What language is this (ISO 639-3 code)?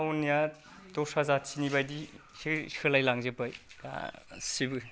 brx